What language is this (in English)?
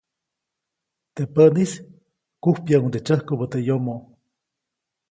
Copainalá Zoque